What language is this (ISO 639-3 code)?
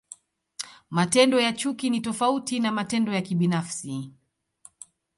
swa